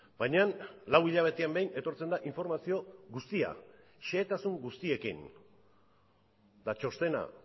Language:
Basque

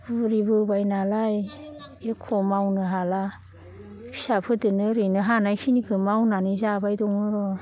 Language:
Bodo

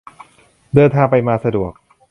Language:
Thai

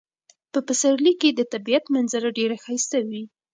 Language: Pashto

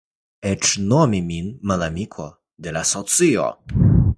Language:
Esperanto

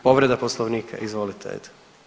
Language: Croatian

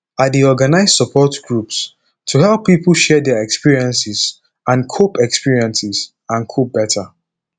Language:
Nigerian Pidgin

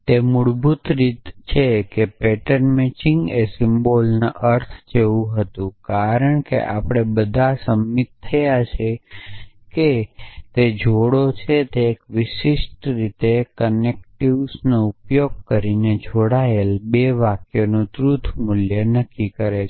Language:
Gujarati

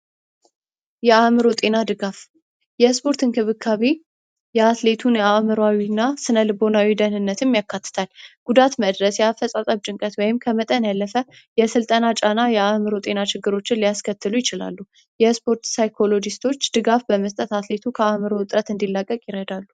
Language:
Amharic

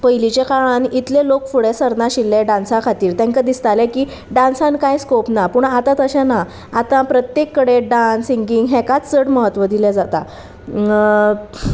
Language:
Konkani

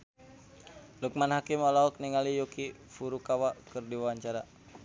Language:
Sundanese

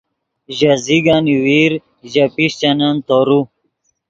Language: Yidgha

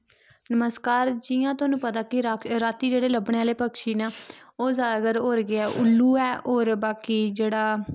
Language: Dogri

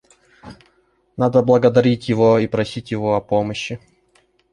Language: Russian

